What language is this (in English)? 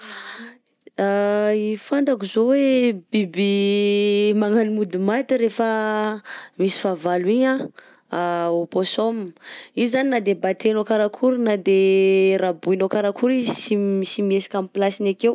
Southern Betsimisaraka Malagasy